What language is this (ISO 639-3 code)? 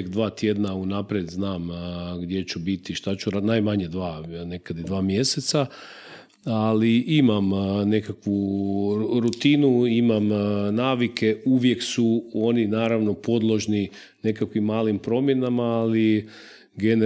hrv